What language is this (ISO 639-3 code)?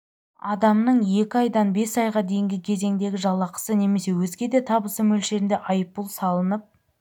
kaz